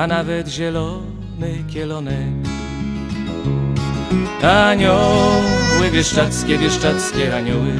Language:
Polish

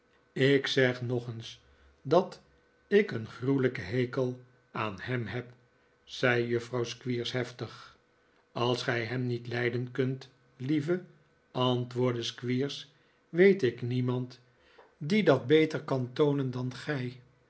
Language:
Dutch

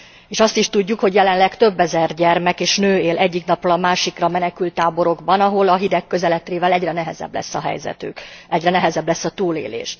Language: Hungarian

